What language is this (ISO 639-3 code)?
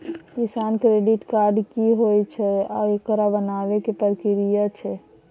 mai